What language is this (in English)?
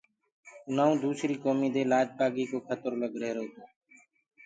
Gurgula